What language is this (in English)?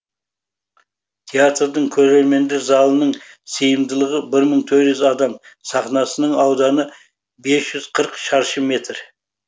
Kazakh